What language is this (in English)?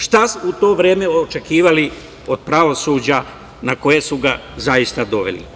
Serbian